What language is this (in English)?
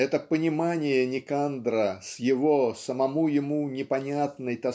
Russian